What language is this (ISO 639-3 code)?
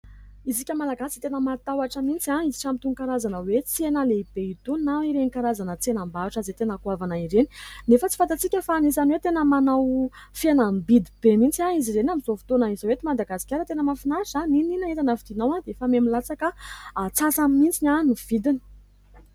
mlg